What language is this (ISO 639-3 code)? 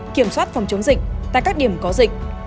vie